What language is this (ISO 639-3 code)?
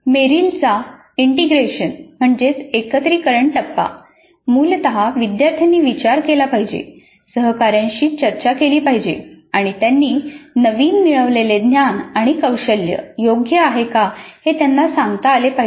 mar